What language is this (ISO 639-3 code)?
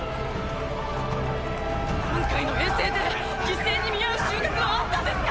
jpn